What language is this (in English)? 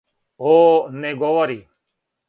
Serbian